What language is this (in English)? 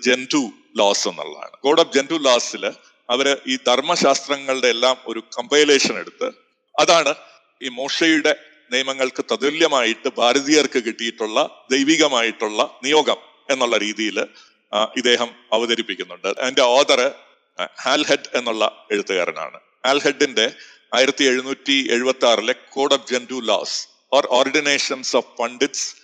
Malayalam